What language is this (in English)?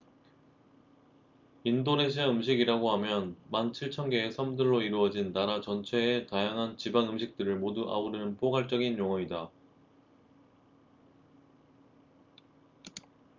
Korean